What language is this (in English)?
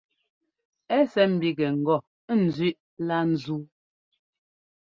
Ngomba